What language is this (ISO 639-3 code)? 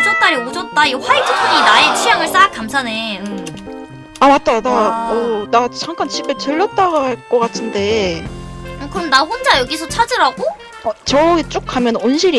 kor